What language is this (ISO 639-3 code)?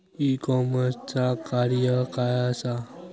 mar